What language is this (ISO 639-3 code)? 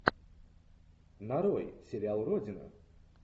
rus